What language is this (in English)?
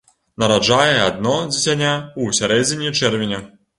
Belarusian